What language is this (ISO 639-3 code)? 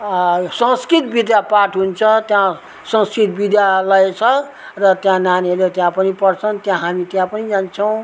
nep